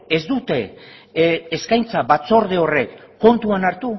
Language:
Basque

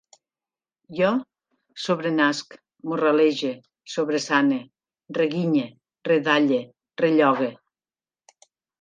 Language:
Catalan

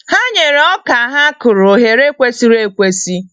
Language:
Igbo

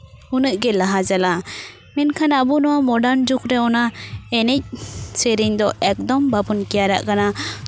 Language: Santali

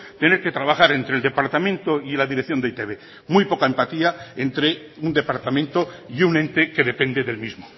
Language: Spanish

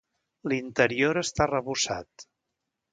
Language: Catalan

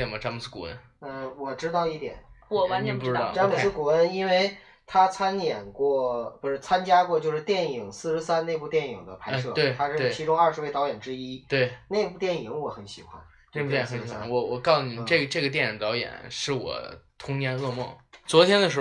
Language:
Chinese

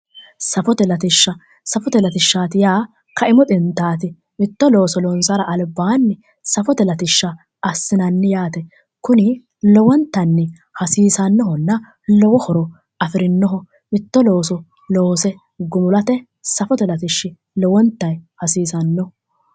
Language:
Sidamo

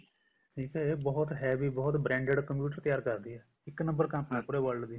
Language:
Punjabi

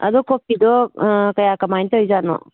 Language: Manipuri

